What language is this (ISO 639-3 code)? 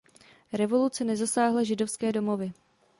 ces